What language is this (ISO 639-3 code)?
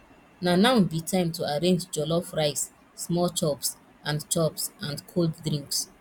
pcm